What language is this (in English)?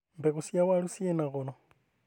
Kikuyu